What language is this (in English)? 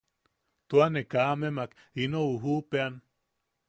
Yaqui